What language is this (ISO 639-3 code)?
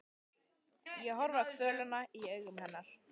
isl